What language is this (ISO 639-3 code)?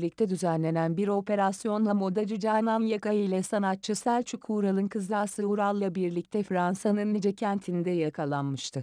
tur